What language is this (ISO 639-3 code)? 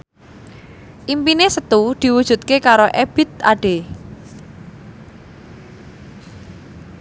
jav